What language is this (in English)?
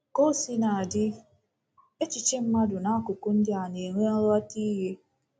Igbo